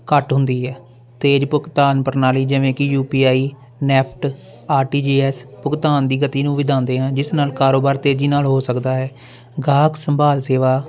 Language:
Punjabi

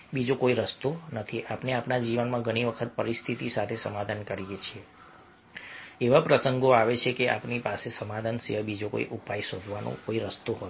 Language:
Gujarati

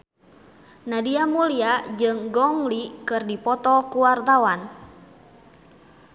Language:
Sundanese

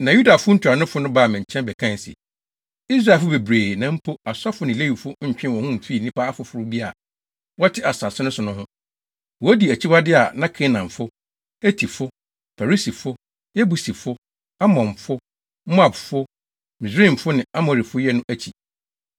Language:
Akan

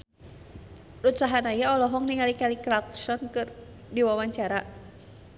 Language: Sundanese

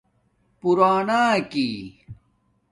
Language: Domaaki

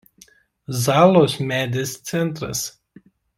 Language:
Lithuanian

